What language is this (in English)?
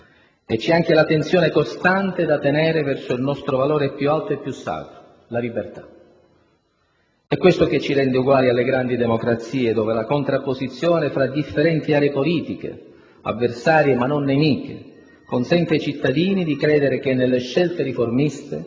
Italian